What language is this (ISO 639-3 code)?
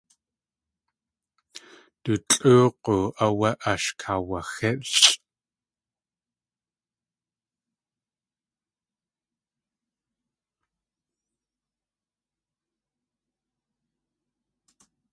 tli